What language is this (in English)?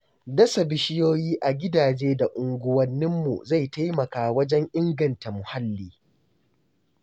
Hausa